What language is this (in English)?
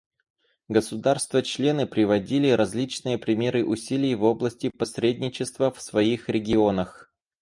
Russian